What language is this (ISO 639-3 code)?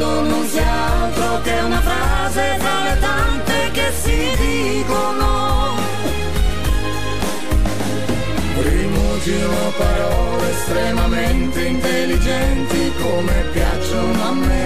ita